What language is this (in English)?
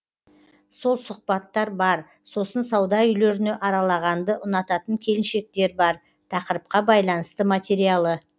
Kazakh